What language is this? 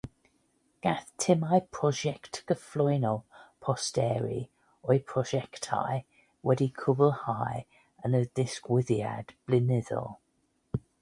Welsh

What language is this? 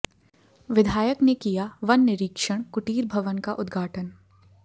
Hindi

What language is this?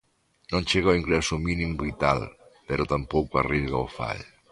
Galician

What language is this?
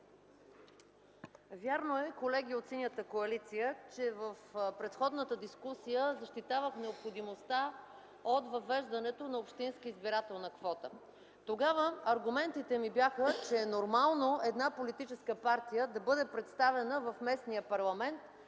Bulgarian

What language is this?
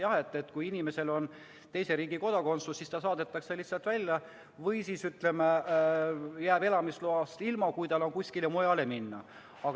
Estonian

